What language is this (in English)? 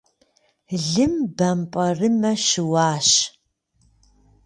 Kabardian